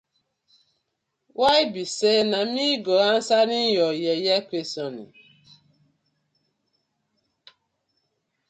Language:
Nigerian Pidgin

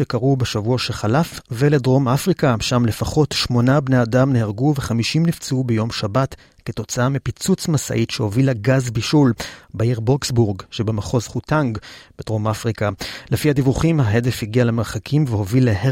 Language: Hebrew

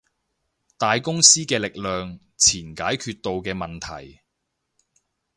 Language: Cantonese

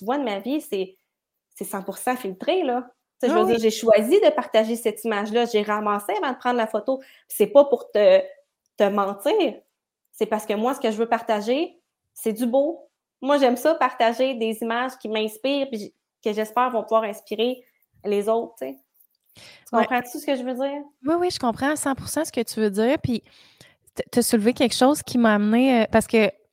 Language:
French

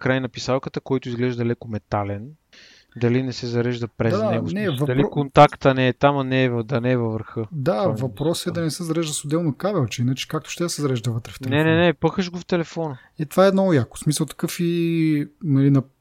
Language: Bulgarian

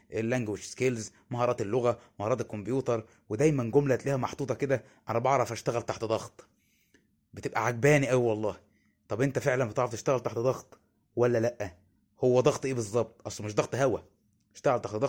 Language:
Arabic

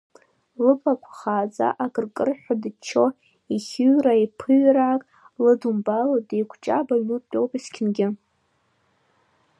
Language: Abkhazian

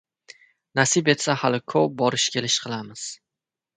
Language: Uzbek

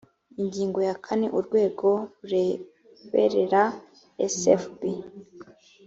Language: Kinyarwanda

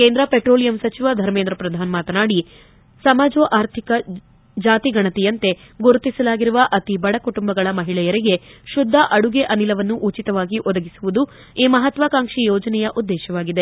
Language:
Kannada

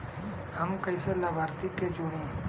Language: Bhojpuri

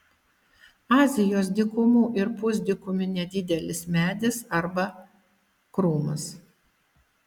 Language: Lithuanian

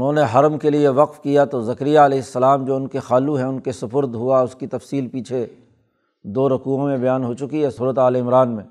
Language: Urdu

